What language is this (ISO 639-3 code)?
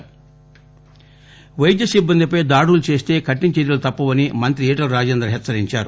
tel